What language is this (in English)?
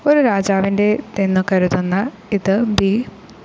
Malayalam